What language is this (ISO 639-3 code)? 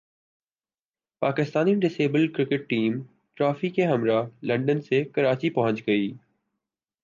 urd